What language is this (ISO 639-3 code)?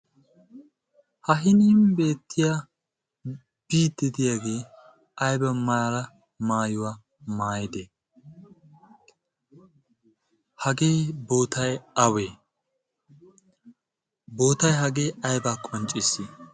wal